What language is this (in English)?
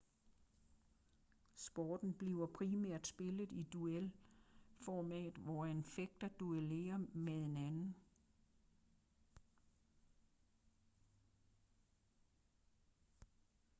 Danish